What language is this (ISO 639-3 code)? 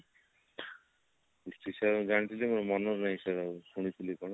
ori